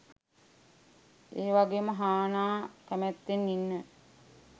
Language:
Sinhala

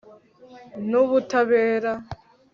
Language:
Kinyarwanda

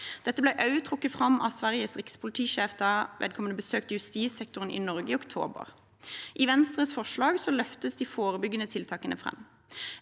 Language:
Norwegian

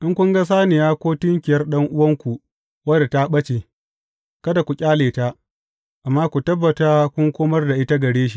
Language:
Hausa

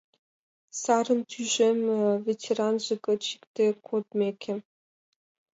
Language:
Mari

